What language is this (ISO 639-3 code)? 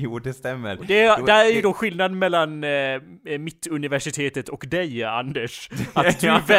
swe